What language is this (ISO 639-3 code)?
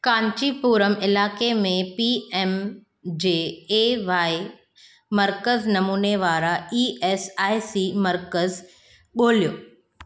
snd